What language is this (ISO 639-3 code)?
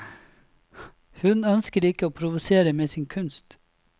nor